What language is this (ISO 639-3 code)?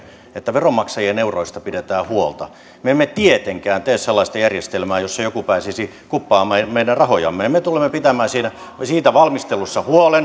fin